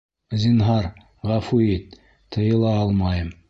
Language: Bashkir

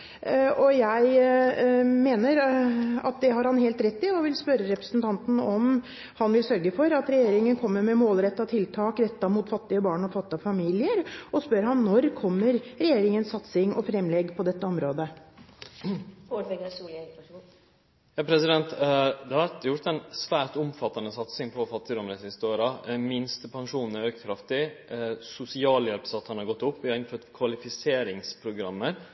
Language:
Norwegian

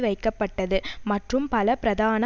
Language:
Tamil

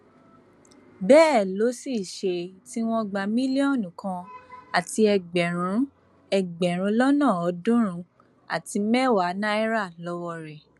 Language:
Yoruba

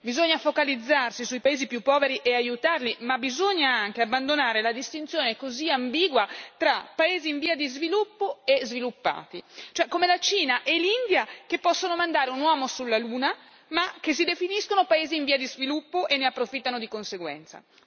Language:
Italian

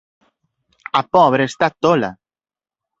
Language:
Galician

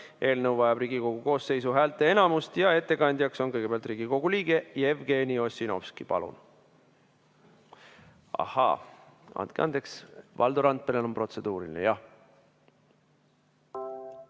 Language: Estonian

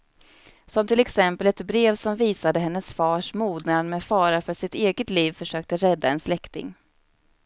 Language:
Swedish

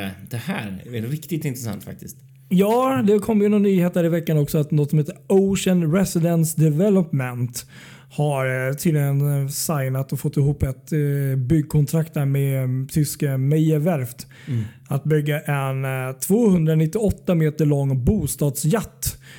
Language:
Swedish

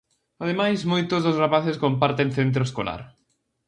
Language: Galician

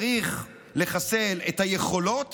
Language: Hebrew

